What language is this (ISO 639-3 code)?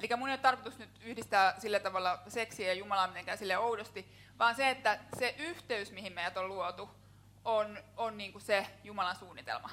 fin